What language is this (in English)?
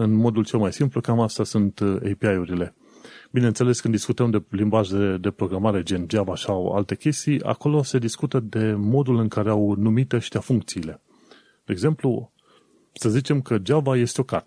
Romanian